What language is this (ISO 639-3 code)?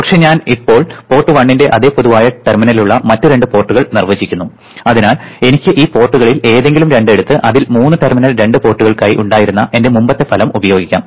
mal